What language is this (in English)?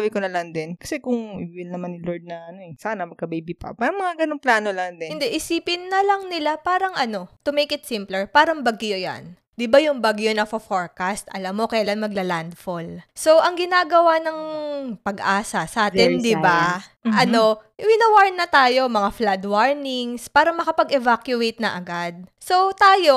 Filipino